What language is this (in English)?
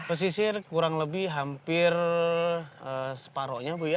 Indonesian